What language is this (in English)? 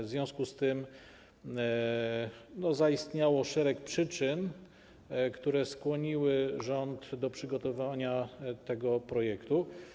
Polish